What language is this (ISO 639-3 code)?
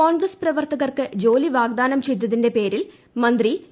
mal